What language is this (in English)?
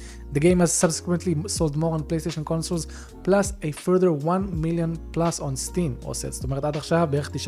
Hebrew